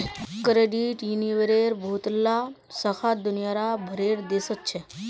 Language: Magahi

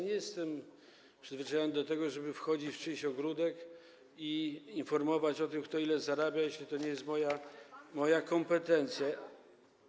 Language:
Polish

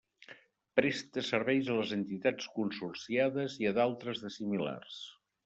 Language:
Catalan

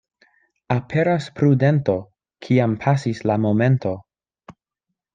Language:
Esperanto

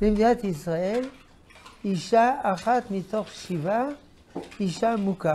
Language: Hebrew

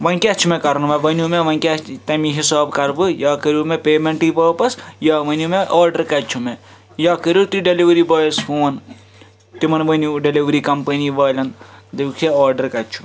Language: Kashmiri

